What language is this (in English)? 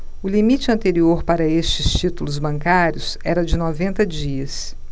Portuguese